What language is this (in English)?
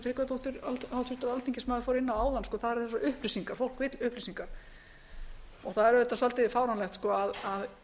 Icelandic